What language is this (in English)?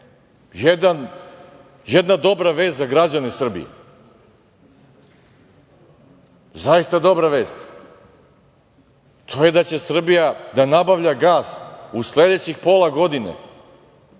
Serbian